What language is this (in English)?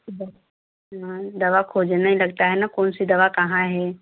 Hindi